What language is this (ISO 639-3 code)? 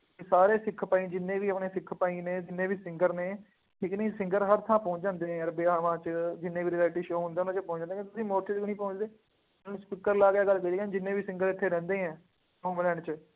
pan